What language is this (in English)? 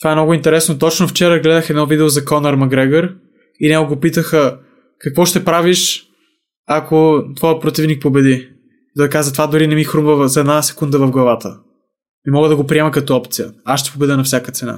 Bulgarian